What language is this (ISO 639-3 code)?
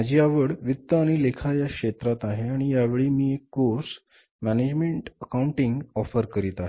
mar